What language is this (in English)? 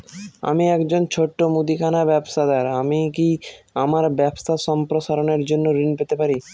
Bangla